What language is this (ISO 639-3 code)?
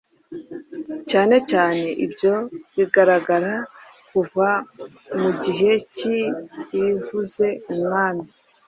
kin